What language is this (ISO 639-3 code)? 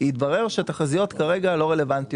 heb